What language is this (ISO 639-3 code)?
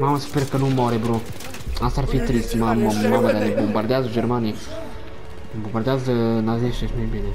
ron